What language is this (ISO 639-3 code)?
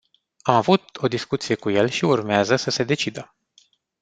ron